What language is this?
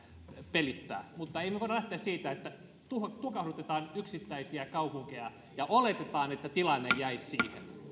Finnish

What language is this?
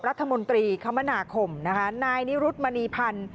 Thai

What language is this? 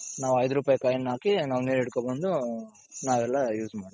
Kannada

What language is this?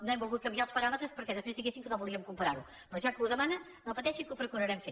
Catalan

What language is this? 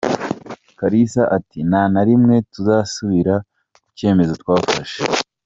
Kinyarwanda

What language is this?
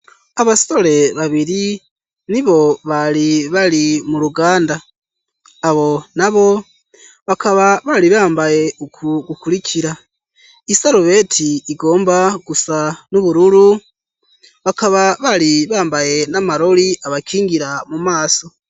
Rundi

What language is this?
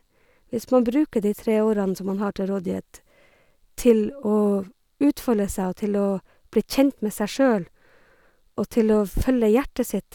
Norwegian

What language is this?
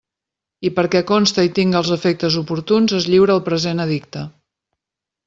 Catalan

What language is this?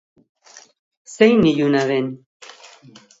Basque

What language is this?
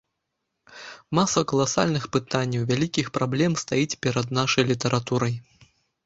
Belarusian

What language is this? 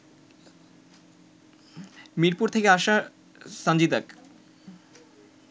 Bangla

